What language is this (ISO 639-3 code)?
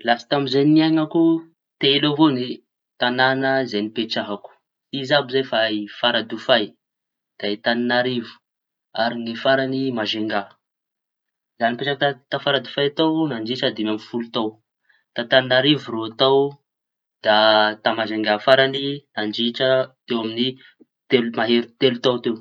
txy